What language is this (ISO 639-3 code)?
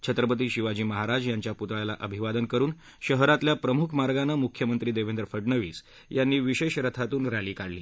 mar